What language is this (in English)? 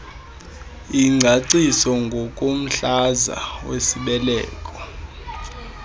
Xhosa